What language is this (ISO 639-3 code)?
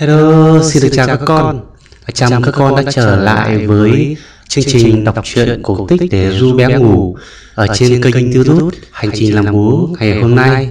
vie